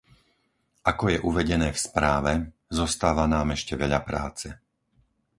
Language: Slovak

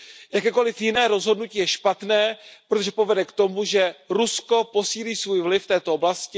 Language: Czech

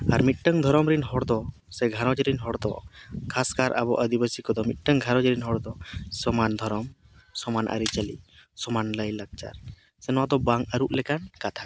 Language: Santali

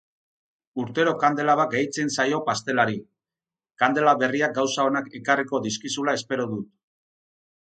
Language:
Basque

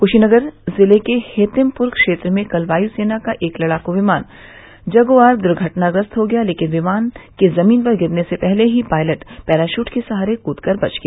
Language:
Hindi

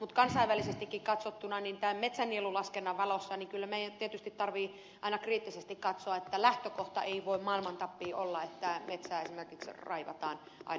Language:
Finnish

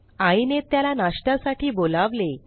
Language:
Marathi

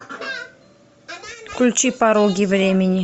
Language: Russian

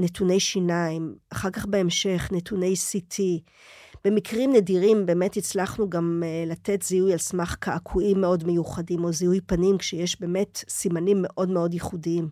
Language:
Hebrew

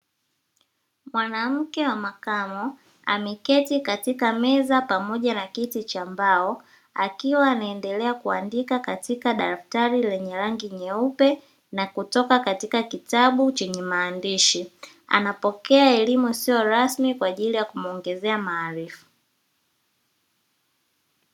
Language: Swahili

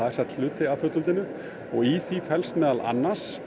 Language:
Icelandic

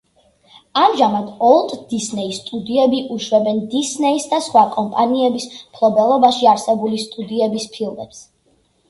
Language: Georgian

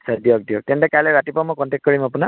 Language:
Assamese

